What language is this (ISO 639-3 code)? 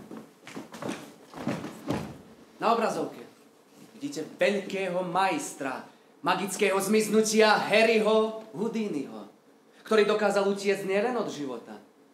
pol